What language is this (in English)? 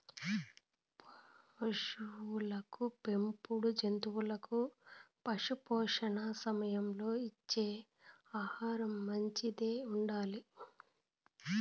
Telugu